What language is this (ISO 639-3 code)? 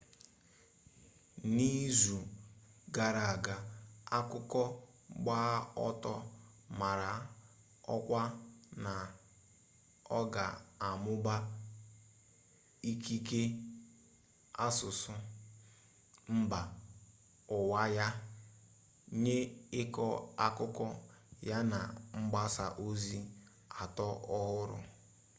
ibo